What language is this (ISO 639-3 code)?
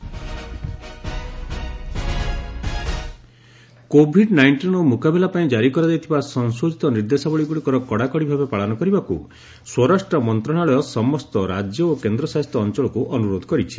ori